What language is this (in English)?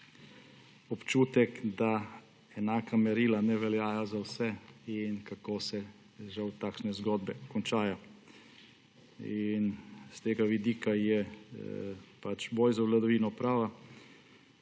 Slovenian